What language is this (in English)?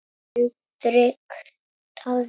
Icelandic